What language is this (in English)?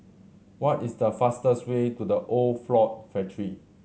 English